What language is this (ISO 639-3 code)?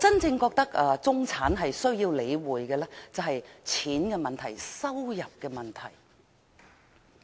yue